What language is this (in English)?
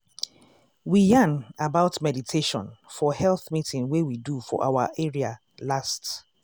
Nigerian Pidgin